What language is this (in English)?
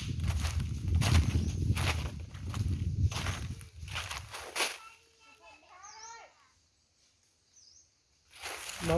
Vietnamese